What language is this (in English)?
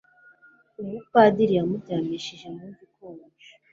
Kinyarwanda